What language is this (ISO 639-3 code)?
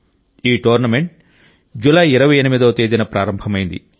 tel